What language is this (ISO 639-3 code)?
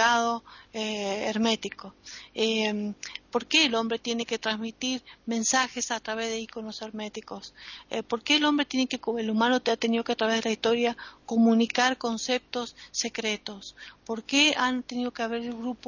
spa